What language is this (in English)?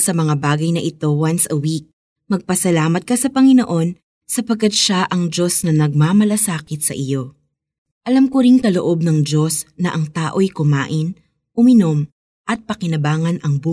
Filipino